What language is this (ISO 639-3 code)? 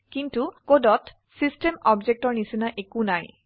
asm